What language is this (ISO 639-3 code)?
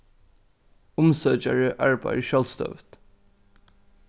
fao